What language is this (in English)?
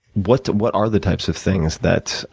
English